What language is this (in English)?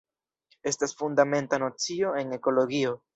Esperanto